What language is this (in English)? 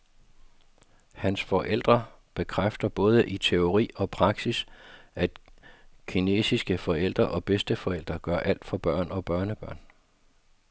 Danish